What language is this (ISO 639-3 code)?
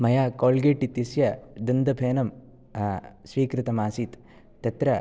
san